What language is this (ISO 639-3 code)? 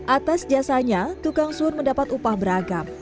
ind